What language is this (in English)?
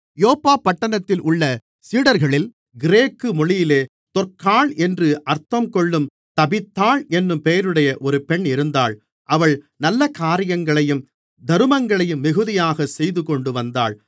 Tamil